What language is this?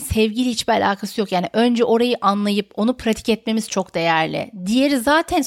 Turkish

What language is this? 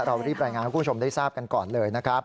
Thai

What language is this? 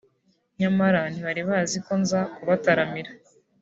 Kinyarwanda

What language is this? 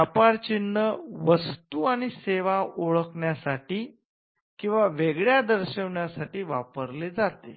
Marathi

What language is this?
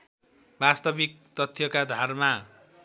Nepali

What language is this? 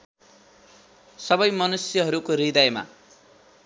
Nepali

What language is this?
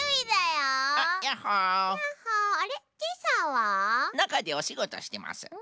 Japanese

